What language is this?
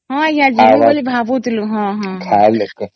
Odia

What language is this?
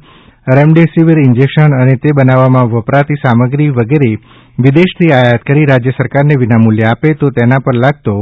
Gujarati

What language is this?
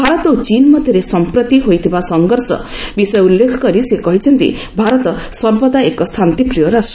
Odia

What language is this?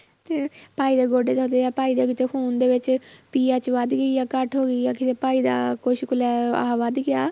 Punjabi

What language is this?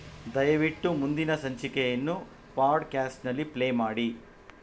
Kannada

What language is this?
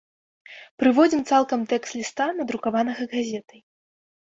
Belarusian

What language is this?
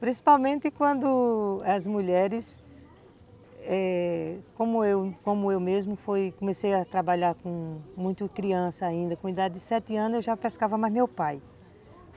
Portuguese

